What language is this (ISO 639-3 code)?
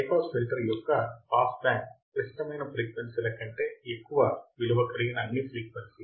tel